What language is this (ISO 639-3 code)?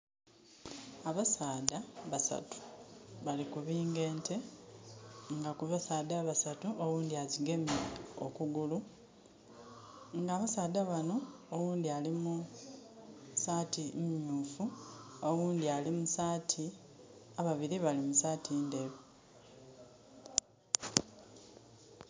xog